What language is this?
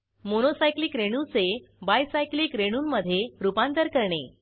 Marathi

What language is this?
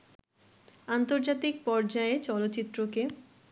Bangla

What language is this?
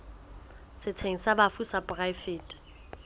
Southern Sotho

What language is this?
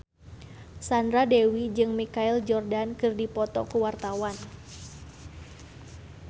Sundanese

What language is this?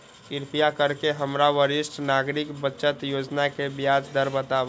Maithili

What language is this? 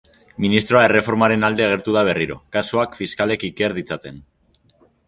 Basque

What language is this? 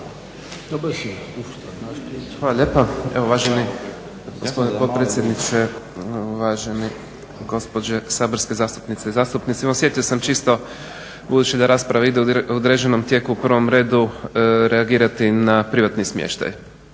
Croatian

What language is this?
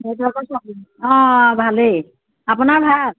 Assamese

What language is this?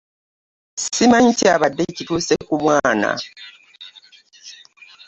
Ganda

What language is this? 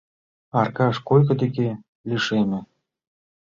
Mari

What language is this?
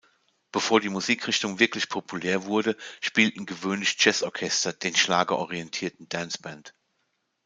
German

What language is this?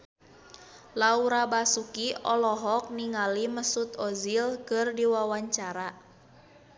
Sundanese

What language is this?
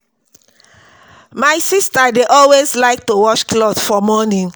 Nigerian Pidgin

